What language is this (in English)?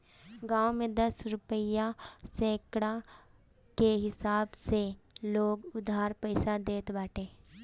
Bhojpuri